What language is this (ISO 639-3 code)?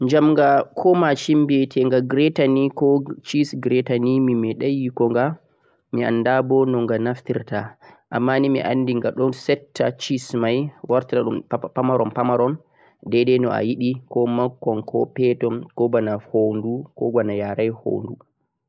fuq